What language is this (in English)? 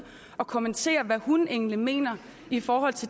Danish